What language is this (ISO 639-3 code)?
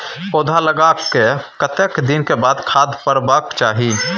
mai